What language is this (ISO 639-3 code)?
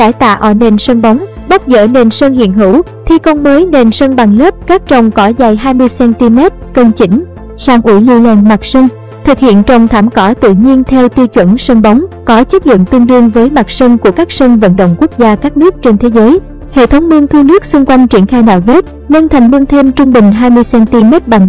vie